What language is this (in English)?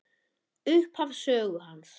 Icelandic